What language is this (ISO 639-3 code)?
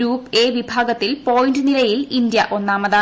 mal